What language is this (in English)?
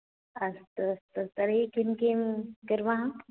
Sanskrit